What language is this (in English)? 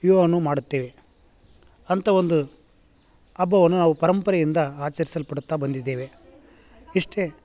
Kannada